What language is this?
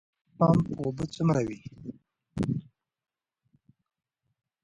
Pashto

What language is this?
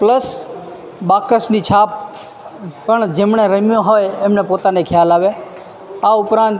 Gujarati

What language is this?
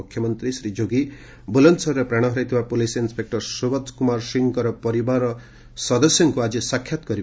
Odia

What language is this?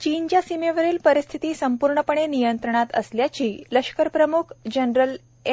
Marathi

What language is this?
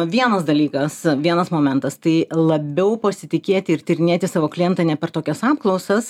Lithuanian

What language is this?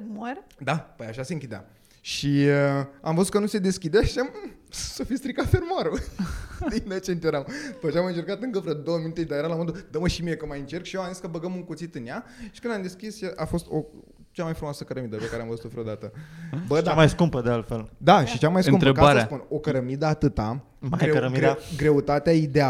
Romanian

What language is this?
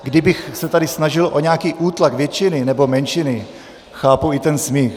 Czech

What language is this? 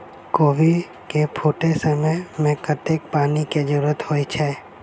Maithili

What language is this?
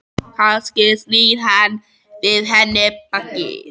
Icelandic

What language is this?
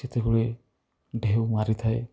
Odia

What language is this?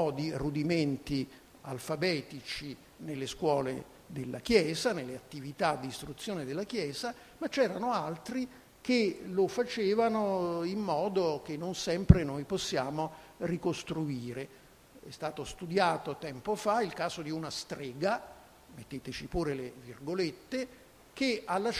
Italian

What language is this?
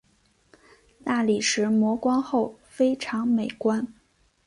Chinese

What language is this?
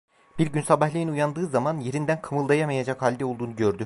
Turkish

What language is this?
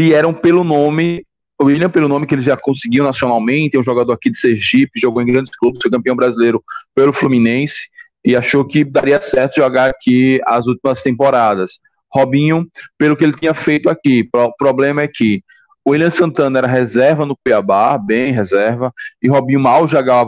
Portuguese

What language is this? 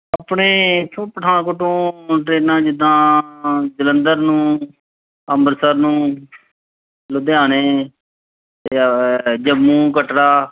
Punjabi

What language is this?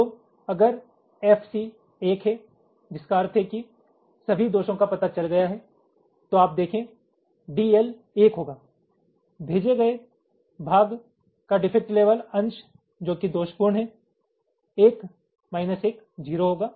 Hindi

